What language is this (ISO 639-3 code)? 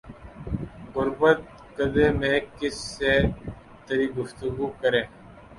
urd